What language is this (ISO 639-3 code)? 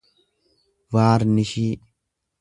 orm